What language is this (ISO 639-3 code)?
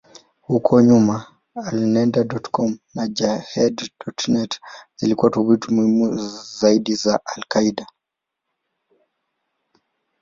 swa